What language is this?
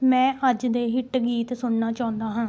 Punjabi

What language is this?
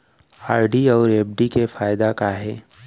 Chhattisgarhi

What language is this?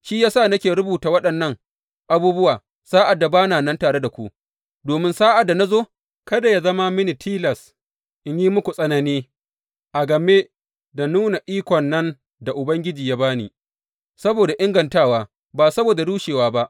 Hausa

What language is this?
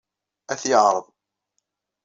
Kabyle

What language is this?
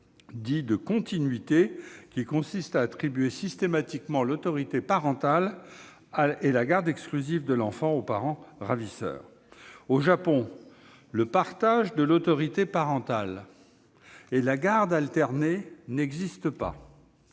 French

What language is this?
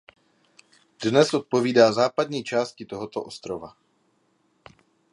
Czech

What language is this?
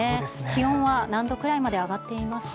Japanese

